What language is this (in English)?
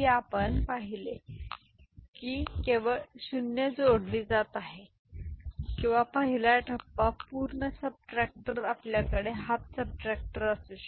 Marathi